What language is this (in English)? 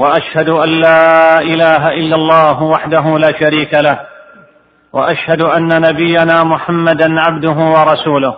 Arabic